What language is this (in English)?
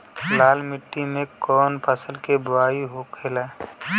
Bhojpuri